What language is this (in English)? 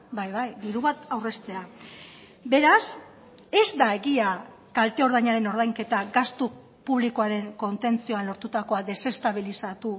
Basque